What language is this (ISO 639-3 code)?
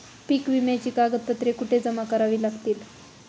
mar